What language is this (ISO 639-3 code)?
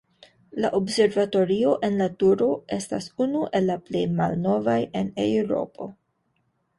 epo